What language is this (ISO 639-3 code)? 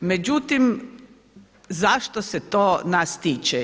hrv